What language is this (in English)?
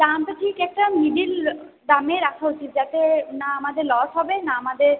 Bangla